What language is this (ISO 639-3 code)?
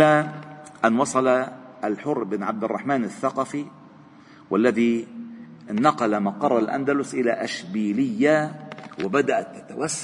ara